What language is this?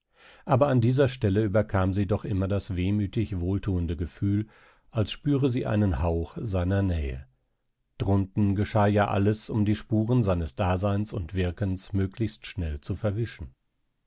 German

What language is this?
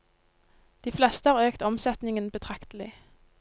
Norwegian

